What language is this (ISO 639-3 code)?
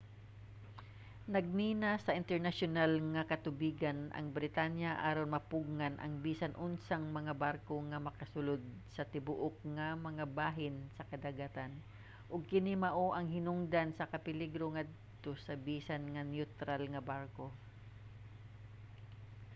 ceb